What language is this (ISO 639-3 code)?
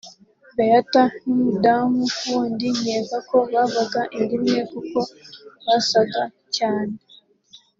kin